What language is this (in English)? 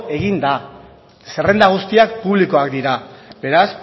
Basque